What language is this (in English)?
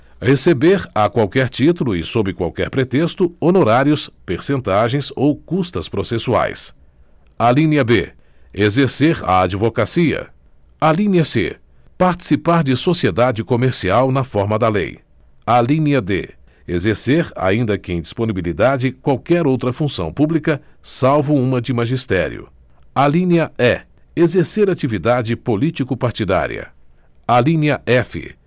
Portuguese